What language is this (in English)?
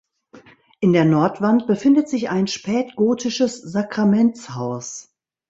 German